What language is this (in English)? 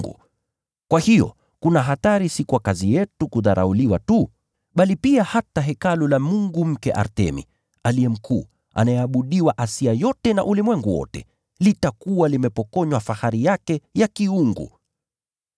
Swahili